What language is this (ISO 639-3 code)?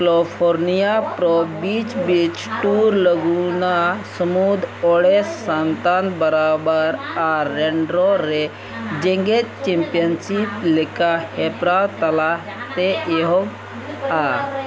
sat